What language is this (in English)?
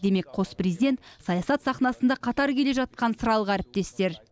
Kazakh